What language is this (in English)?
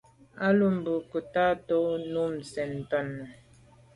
Medumba